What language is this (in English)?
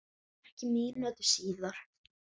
Icelandic